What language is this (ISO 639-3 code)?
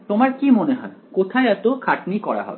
ben